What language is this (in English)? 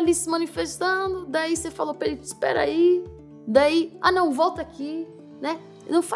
Portuguese